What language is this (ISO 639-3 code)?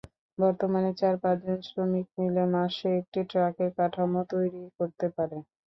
ben